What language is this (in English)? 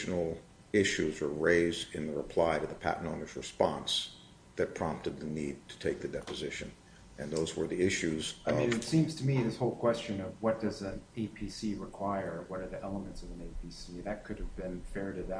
English